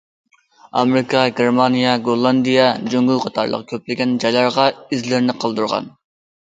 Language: Uyghur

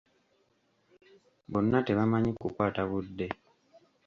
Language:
Ganda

